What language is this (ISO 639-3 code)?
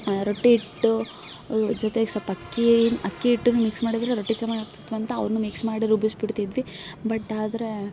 kan